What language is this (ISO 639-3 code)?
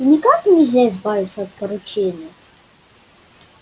rus